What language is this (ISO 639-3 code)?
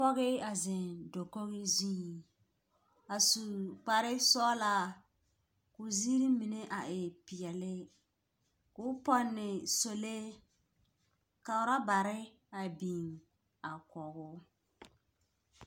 dga